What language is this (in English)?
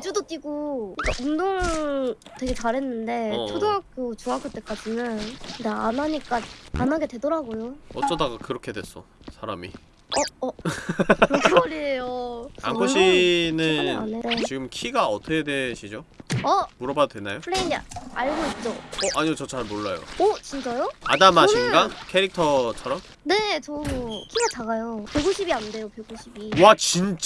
Korean